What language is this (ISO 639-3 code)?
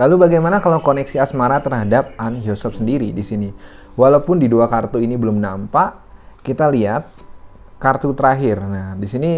ind